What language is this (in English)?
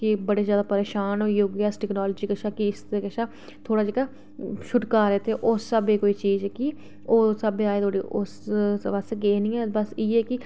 Dogri